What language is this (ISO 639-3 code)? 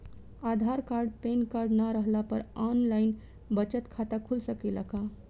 bho